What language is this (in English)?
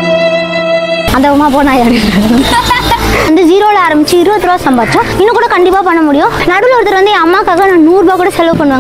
Tamil